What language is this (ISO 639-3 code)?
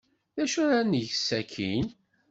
kab